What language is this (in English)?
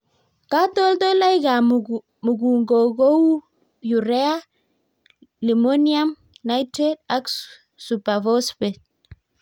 Kalenjin